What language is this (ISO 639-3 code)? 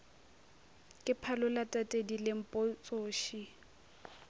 nso